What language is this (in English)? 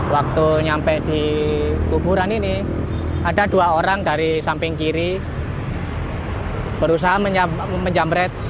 Indonesian